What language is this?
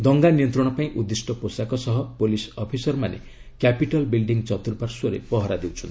Odia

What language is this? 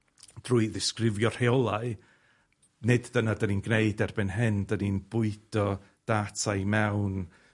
Welsh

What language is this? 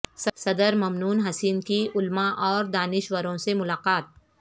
Urdu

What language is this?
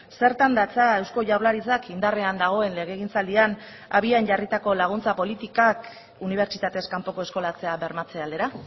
Basque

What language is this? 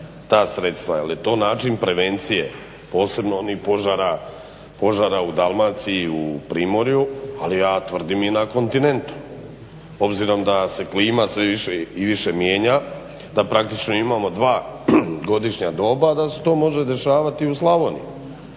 Croatian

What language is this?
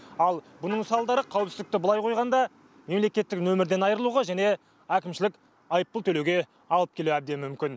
Kazakh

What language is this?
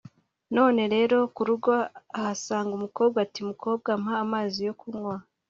Kinyarwanda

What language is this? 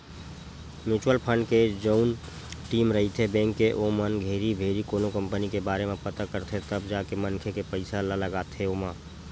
Chhattisgarhi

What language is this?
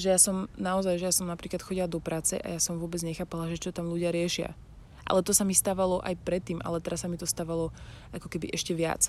Slovak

